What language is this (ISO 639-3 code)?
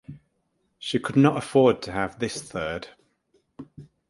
eng